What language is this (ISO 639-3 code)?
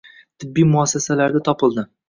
uzb